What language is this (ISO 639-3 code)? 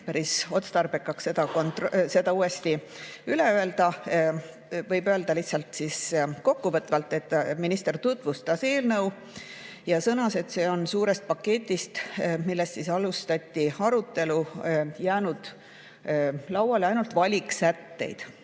est